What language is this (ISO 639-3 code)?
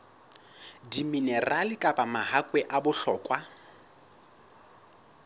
sot